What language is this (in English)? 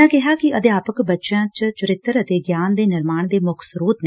Punjabi